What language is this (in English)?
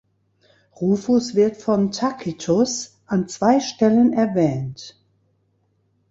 German